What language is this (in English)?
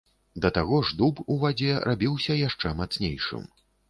Belarusian